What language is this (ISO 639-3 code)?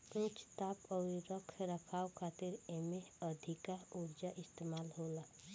bho